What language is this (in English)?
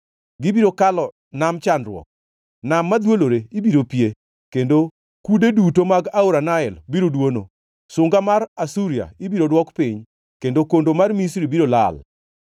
Luo (Kenya and Tanzania)